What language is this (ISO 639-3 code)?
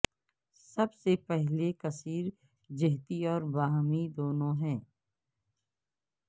urd